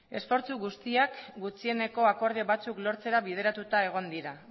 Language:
Basque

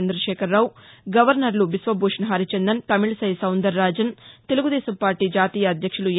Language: Telugu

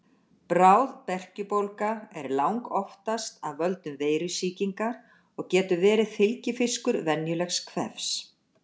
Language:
Icelandic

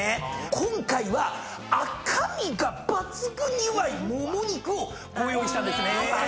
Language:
Japanese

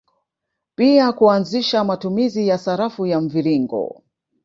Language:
Swahili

